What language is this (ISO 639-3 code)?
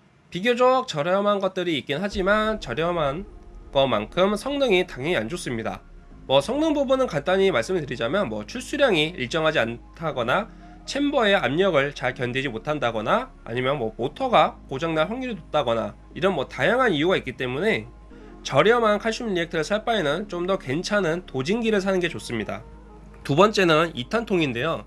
kor